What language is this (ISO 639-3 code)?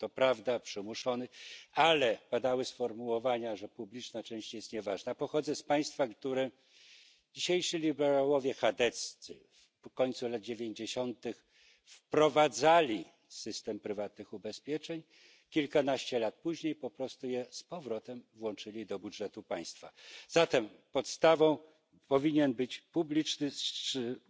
deu